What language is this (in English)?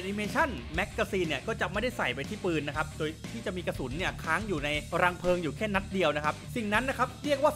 Thai